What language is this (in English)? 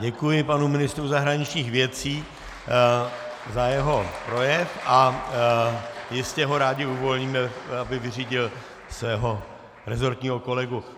Czech